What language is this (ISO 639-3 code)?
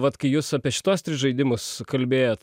lit